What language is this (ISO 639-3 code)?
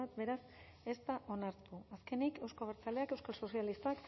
eus